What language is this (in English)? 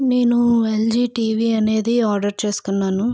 Telugu